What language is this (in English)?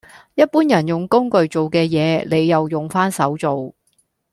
Cantonese